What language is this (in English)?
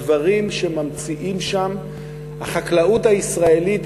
Hebrew